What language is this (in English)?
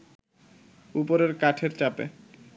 Bangla